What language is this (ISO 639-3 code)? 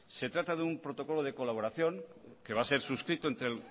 spa